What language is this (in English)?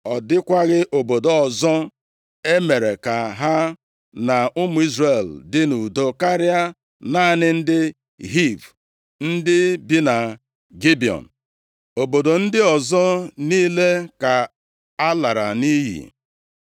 Igbo